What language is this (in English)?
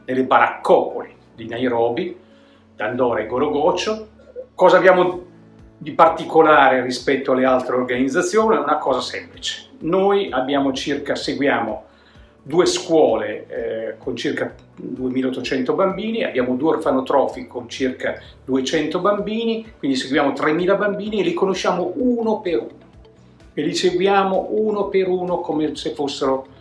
Italian